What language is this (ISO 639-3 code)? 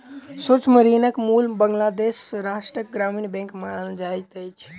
mai